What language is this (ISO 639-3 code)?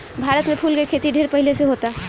bho